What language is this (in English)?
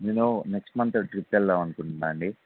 Telugu